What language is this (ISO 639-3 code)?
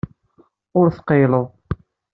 kab